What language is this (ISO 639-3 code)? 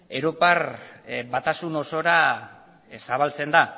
eus